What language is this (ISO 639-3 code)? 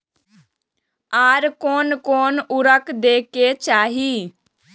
mai